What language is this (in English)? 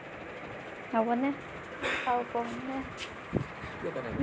Assamese